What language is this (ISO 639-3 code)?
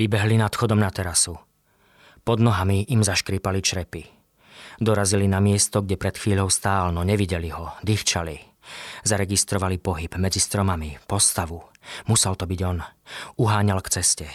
slk